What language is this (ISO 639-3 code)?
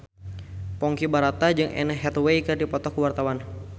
sun